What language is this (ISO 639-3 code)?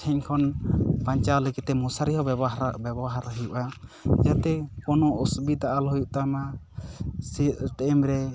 sat